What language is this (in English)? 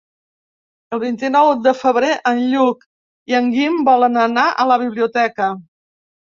Catalan